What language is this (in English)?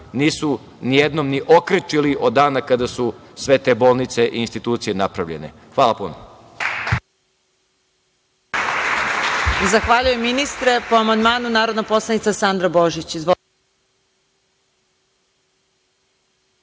Serbian